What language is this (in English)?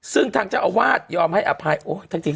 Thai